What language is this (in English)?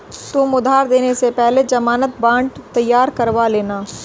Hindi